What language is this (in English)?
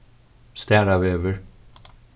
Faroese